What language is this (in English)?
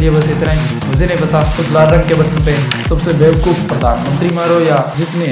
Hindi